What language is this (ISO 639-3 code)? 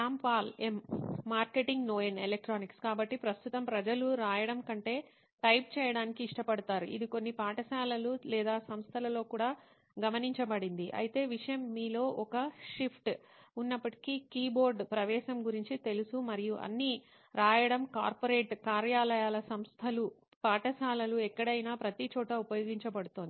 tel